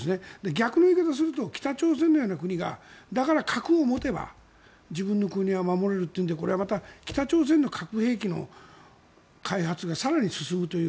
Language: Japanese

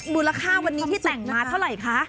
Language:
Thai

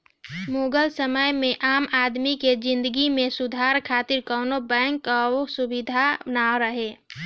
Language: Bhojpuri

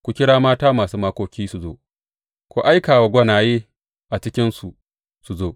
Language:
Hausa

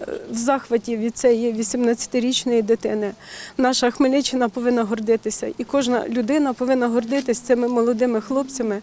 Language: Ukrainian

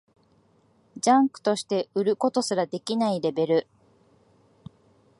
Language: Japanese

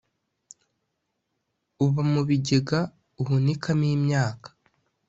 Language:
Kinyarwanda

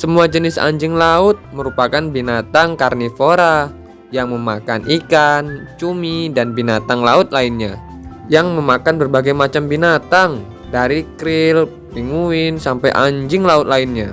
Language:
Indonesian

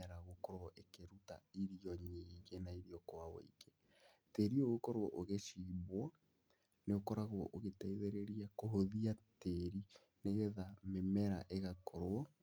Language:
Kikuyu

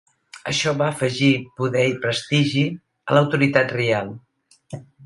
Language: Catalan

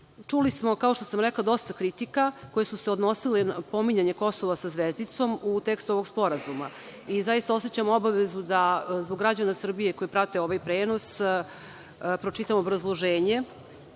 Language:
Serbian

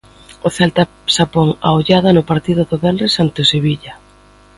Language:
Galician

